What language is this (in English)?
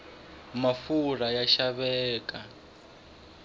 Tsonga